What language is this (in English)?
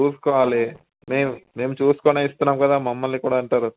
Telugu